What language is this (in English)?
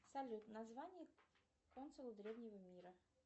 Russian